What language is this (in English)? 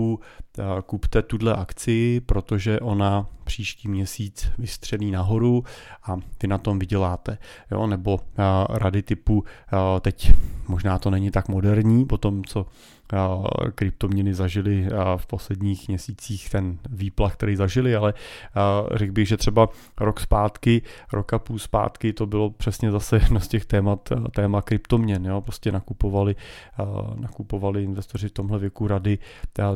Czech